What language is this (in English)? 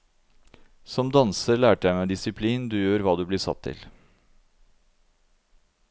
Norwegian